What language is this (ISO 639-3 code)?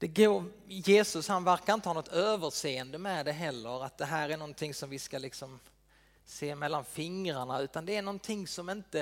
swe